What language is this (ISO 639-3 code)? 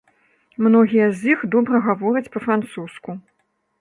bel